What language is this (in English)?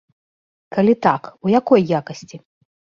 Belarusian